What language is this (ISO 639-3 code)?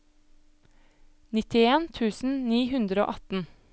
nor